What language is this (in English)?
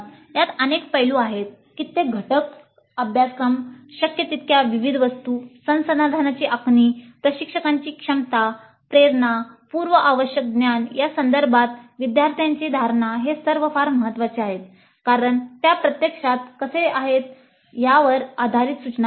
Marathi